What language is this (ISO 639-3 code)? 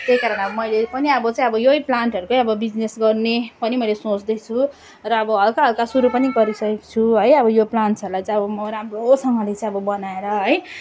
nep